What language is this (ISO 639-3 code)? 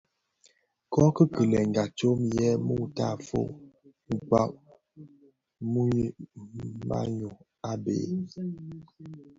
ksf